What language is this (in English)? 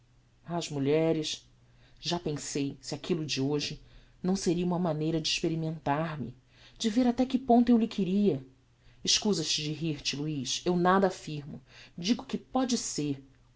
Portuguese